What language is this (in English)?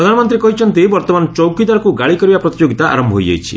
Odia